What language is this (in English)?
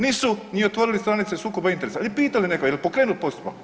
Croatian